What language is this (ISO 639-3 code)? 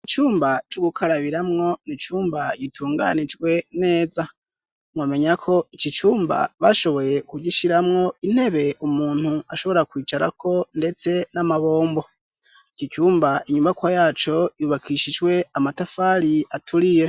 run